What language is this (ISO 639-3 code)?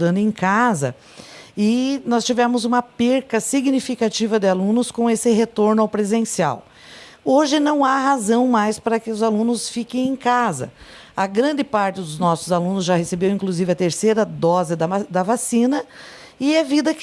por